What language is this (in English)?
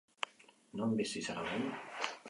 Basque